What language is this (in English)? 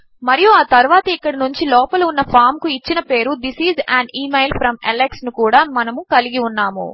Telugu